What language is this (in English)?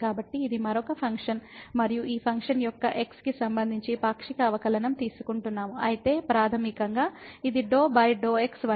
Telugu